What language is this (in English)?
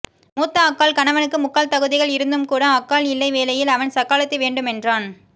Tamil